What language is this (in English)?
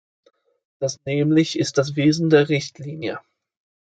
German